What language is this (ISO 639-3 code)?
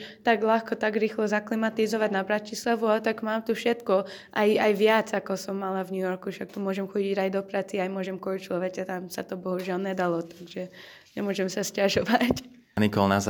slk